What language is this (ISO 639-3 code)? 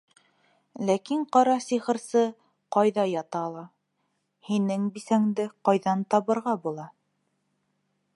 bak